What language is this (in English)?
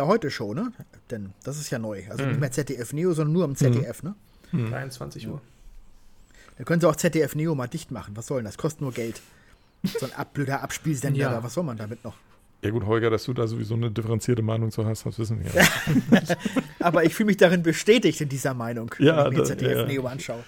German